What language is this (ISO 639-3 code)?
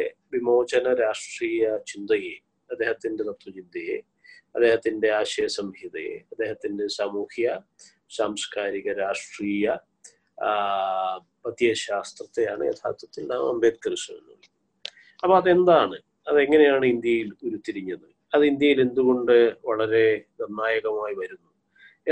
mal